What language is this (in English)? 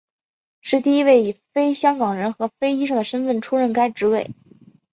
Chinese